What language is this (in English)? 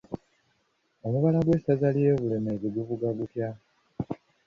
Ganda